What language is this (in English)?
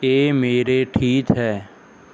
Punjabi